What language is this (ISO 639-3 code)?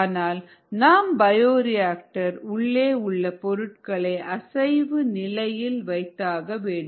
tam